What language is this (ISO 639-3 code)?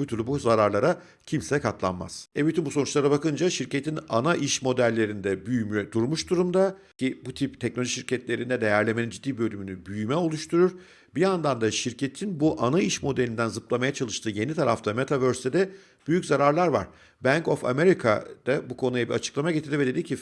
tur